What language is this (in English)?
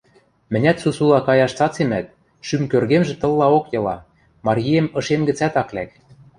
Western Mari